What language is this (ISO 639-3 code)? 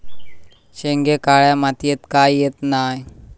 mar